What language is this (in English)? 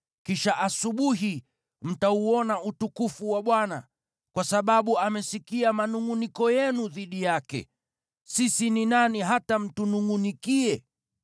Swahili